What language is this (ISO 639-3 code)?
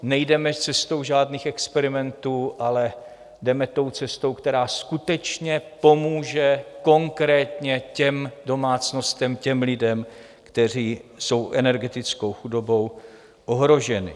ces